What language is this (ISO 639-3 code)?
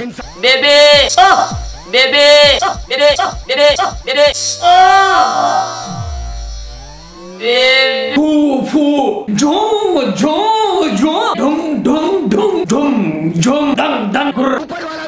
nld